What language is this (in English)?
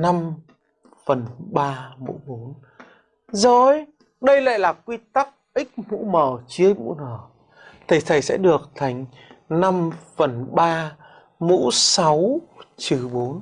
Vietnamese